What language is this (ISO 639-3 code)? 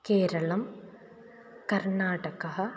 san